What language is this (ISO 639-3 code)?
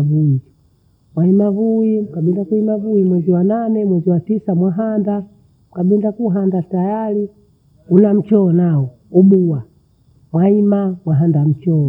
bou